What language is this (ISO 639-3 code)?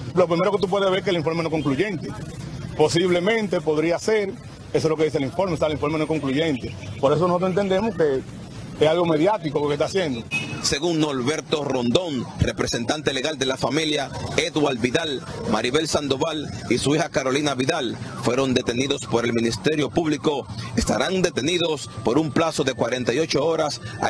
spa